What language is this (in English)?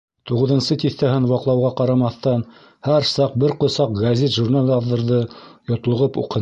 Bashkir